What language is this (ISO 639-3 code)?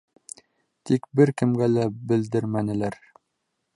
bak